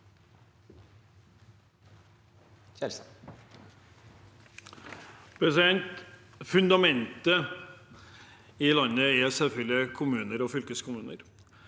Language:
Norwegian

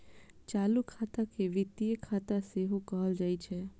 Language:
Maithili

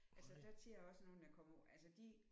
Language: Danish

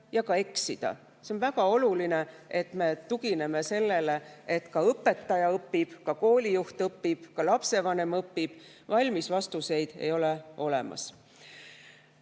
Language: Estonian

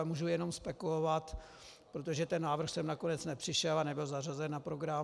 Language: Czech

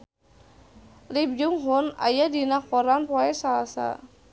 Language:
Sundanese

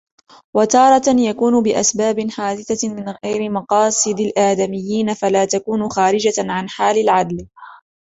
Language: Arabic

